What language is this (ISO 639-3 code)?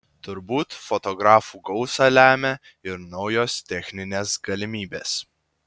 lit